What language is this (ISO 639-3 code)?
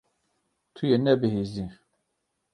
kur